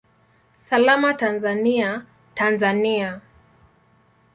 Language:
Swahili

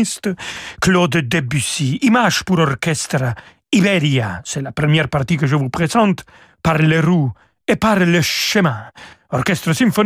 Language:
French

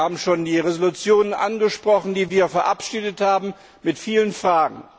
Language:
German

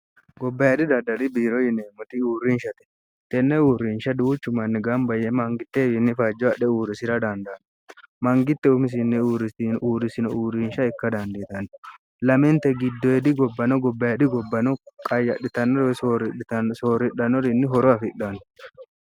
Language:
Sidamo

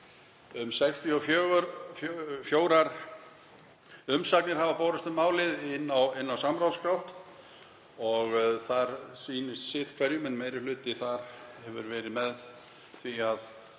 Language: Icelandic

